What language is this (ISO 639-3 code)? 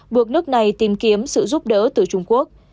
vie